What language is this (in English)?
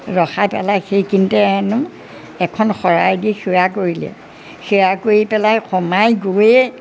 Assamese